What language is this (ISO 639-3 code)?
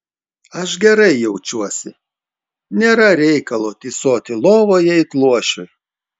lit